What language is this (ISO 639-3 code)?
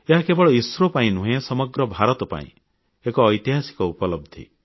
ori